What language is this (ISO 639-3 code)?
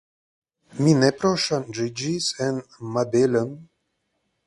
epo